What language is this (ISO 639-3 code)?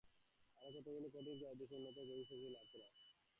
ben